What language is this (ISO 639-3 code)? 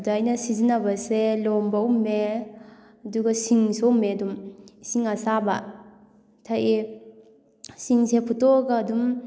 mni